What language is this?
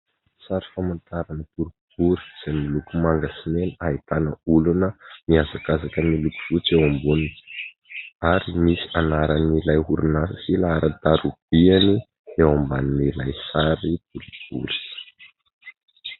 Malagasy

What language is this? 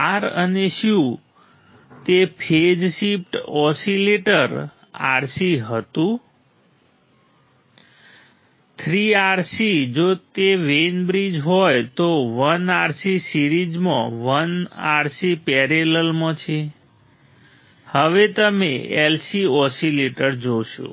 Gujarati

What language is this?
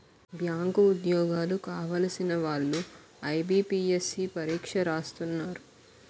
Telugu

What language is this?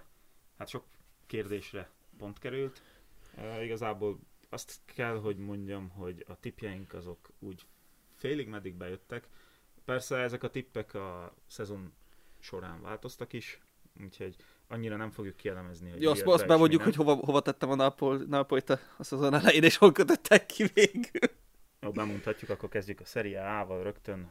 Hungarian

